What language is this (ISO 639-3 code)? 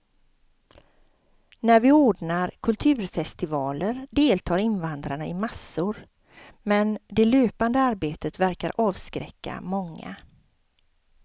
swe